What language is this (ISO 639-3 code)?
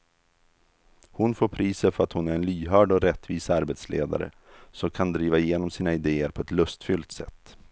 swe